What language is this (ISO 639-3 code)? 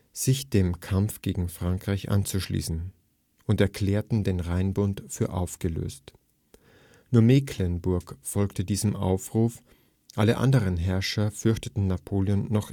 deu